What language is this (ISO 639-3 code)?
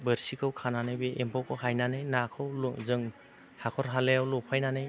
brx